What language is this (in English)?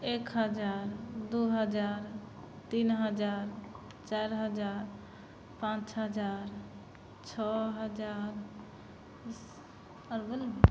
Maithili